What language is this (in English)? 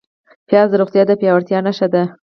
Pashto